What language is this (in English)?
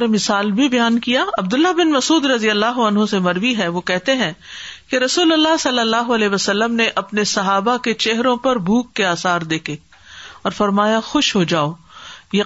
Urdu